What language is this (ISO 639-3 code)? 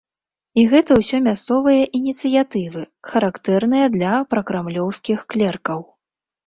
bel